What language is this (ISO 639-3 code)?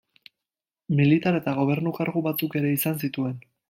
eus